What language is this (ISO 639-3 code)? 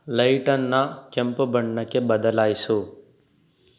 kan